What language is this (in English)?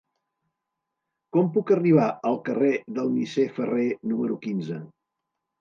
Catalan